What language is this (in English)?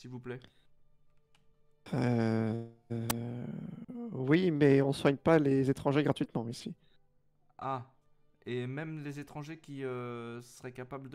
French